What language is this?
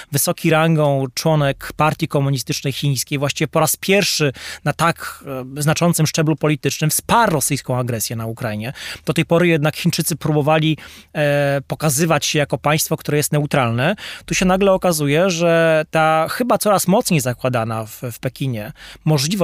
Polish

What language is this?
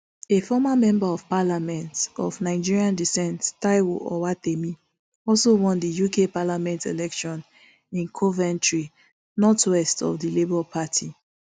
Nigerian Pidgin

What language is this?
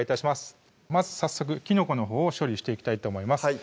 Japanese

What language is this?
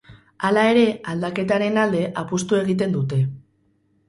Basque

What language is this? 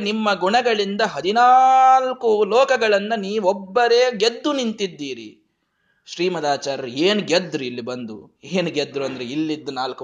Kannada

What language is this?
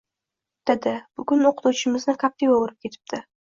Uzbek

